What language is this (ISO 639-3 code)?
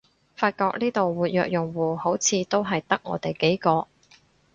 yue